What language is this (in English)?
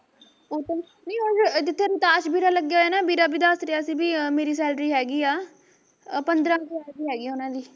Punjabi